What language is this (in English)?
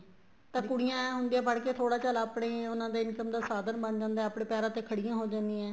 Punjabi